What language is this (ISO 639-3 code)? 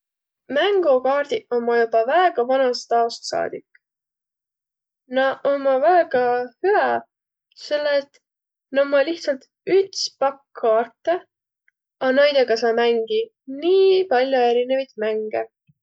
vro